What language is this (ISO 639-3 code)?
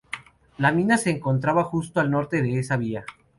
spa